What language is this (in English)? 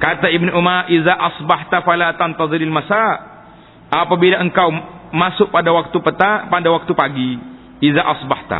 Malay